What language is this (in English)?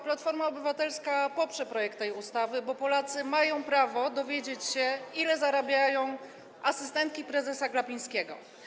Polish